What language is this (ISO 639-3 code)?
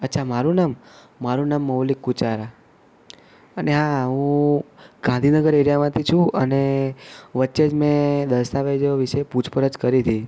guj